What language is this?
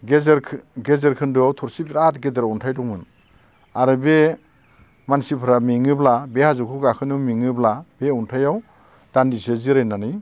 Bodo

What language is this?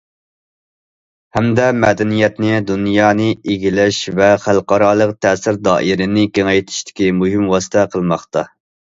Uyghur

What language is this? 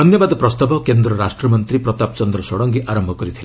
Odia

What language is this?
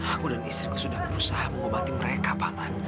Indonesian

